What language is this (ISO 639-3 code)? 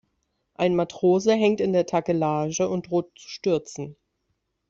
deu